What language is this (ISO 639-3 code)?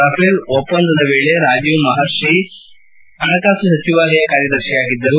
kan